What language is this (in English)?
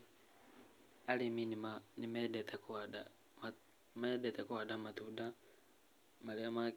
Kikuyu